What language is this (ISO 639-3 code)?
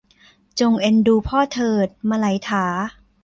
tha